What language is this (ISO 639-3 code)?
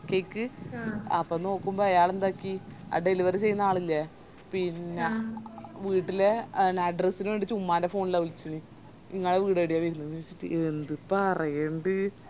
mal